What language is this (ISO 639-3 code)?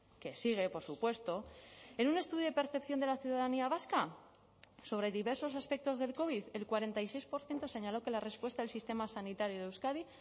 spa